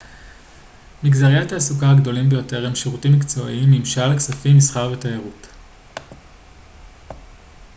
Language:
Hebrew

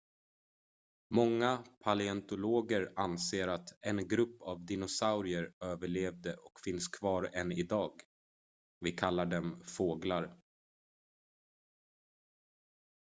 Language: Swedish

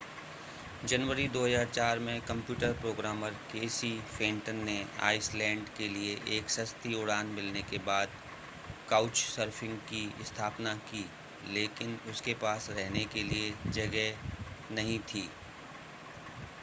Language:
Hindi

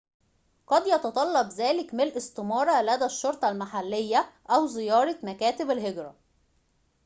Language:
Arabic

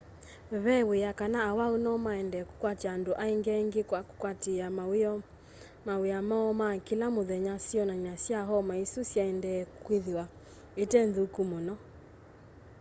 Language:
Kamba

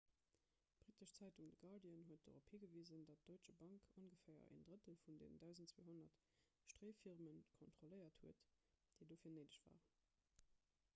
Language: Luxembourgish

